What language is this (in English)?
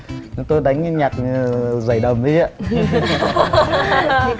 Vietnamese